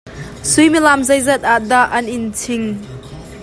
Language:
Hakha Chin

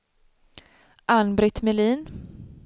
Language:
Swedish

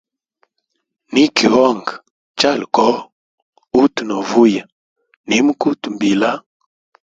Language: Hemba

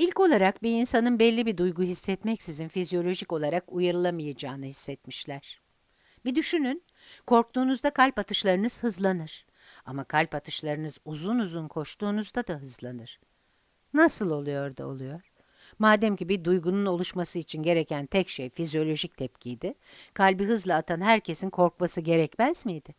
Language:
Turkish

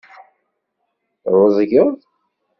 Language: Kabyle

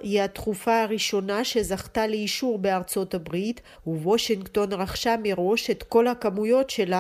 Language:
Hebrew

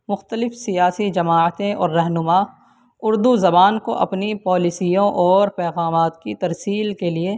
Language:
Urdu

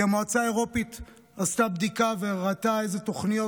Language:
Hebrew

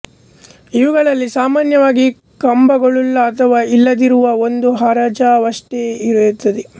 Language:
Kannada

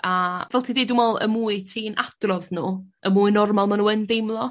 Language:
Welsh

